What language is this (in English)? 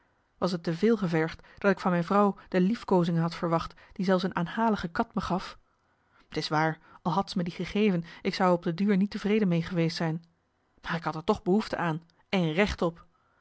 Dutch